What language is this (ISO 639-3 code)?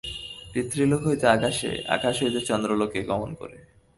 ben